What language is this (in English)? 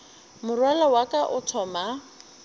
Northern Sotho